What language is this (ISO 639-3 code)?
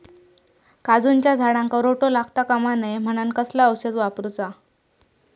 mar